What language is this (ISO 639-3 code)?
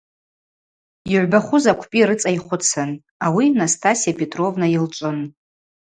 abq